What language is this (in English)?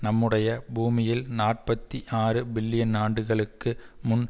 Tamil